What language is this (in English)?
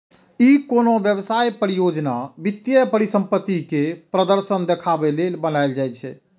Maithili